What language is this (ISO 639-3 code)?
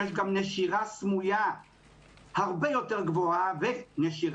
heb